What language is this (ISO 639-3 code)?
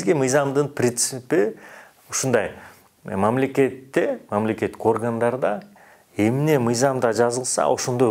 tur